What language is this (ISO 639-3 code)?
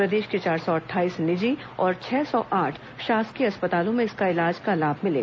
hin